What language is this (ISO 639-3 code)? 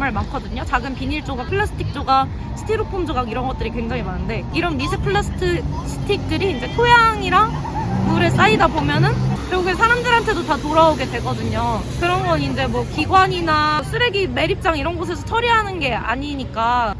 kor